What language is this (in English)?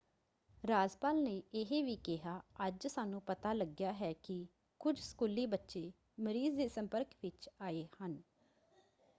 Punjabi